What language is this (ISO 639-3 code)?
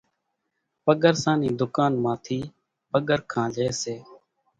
gjk